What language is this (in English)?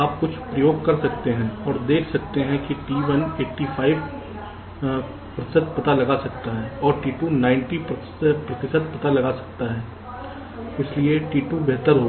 Hindi